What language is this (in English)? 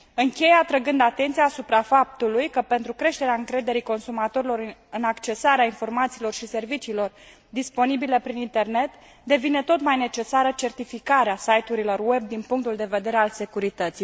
Romanian